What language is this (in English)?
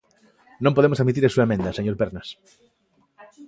Galician